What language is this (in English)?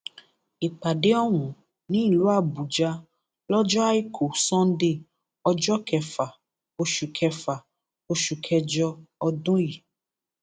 Yoruba